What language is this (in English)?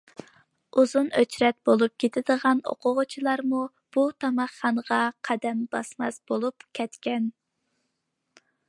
Uyghur